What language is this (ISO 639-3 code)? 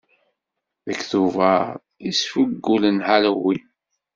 kab